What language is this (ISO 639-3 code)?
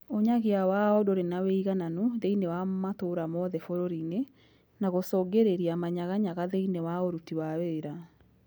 kik